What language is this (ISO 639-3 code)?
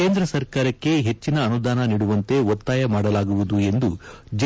kan